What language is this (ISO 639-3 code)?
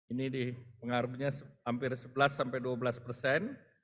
ind